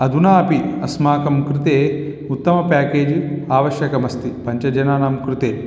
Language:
Sanskrit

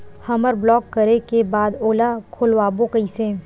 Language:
Chhattisgarhi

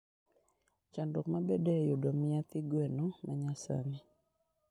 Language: Luo (Kenya and Tanzania)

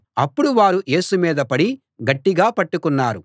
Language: Telugu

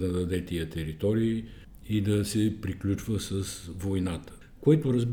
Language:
Bulgarian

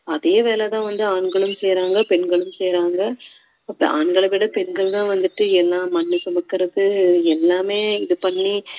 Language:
Tamil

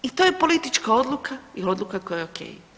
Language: Croatian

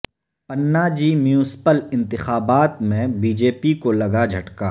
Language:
Urdu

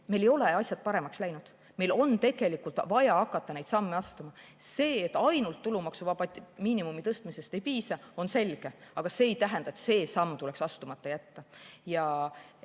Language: Estonian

